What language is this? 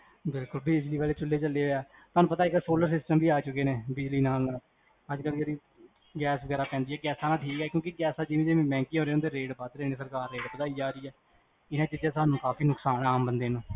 Punjabi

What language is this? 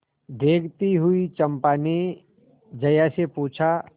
Hindi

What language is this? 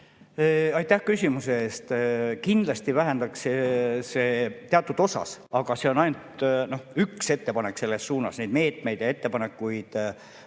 Estonian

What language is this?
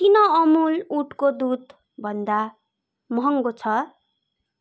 Nepali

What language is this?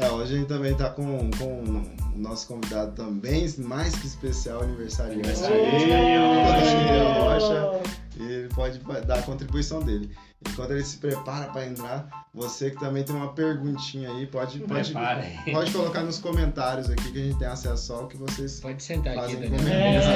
Portuguese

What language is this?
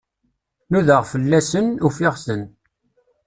Kabyle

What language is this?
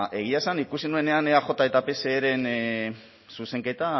Basque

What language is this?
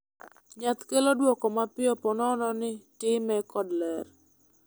Luo (Kenya and Tanzania)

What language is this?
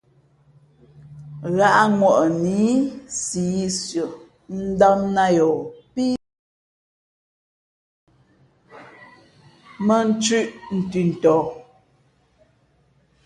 Fe'fe'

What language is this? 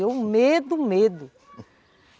Portuguese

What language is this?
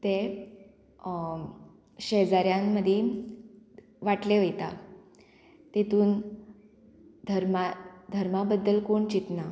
Konkani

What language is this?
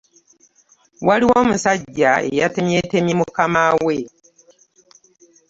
Ganda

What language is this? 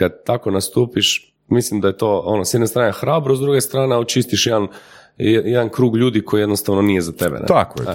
Croatian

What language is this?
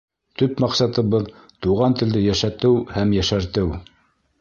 Bashkir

